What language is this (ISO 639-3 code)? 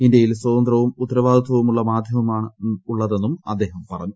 mal